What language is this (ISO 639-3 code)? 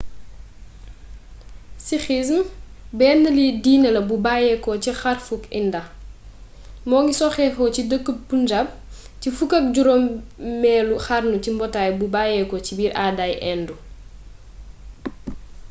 wol